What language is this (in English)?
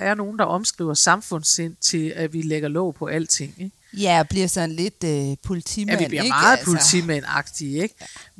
Danish